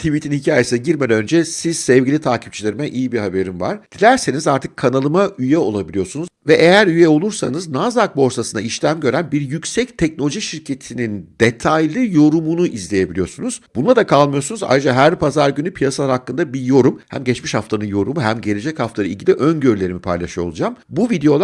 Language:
Turkish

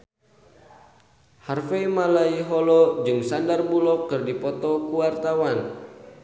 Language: Sundanese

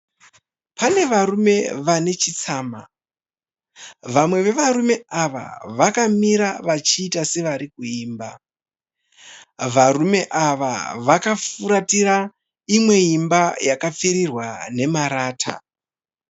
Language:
Shona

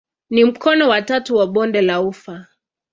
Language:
Swahili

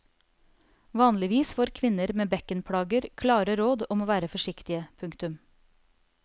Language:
Norwegian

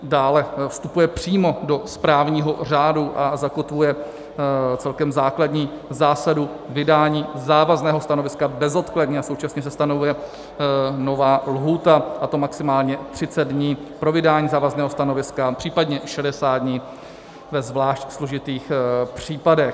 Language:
Czech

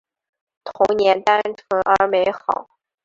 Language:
Chinese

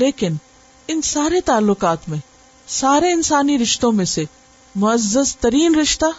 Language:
Urdu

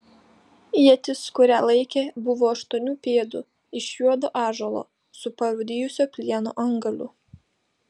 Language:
Lithuanian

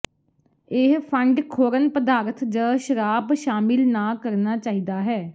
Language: Punjabi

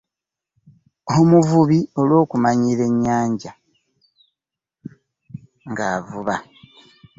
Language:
Ganda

